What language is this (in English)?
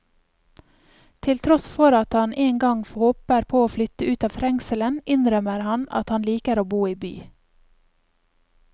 Norwegian